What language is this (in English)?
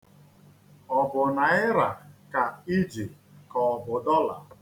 Igbo